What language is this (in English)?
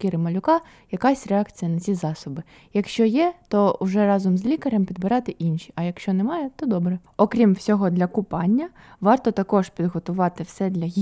Ukrainian